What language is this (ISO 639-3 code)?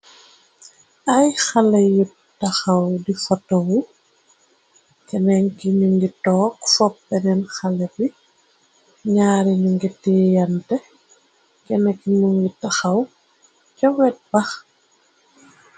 wol